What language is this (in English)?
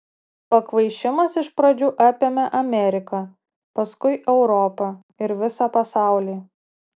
Lithuanian